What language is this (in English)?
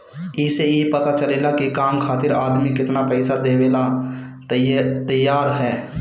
Bhojpuri